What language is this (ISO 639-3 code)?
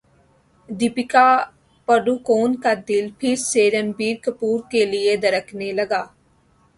urd